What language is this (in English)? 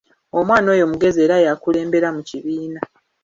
Ganda